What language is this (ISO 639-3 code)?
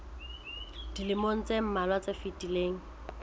sot